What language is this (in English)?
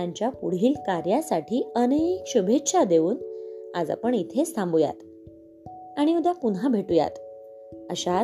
Marathi